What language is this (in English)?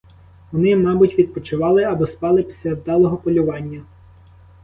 Ukrainian